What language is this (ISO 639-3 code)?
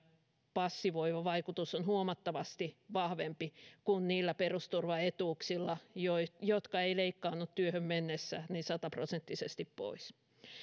fin